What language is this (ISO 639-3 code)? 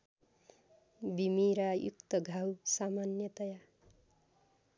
nep